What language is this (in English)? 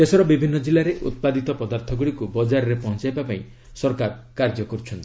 Odia